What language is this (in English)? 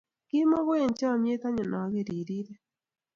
Kalenjin